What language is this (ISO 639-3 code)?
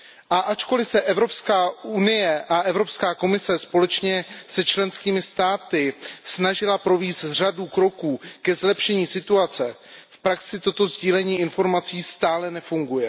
ces